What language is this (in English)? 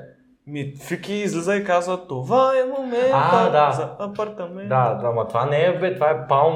Bulgarian